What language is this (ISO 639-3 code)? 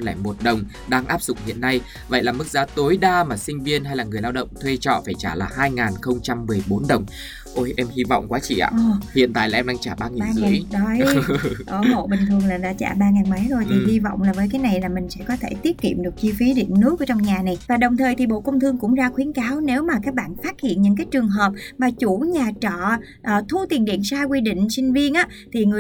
vie